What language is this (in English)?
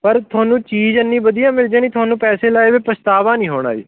Punjabi